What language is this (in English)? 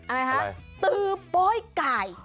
Thai